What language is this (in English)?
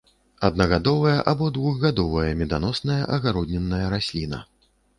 Belarusian